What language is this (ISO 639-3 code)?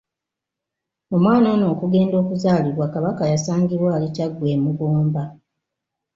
lug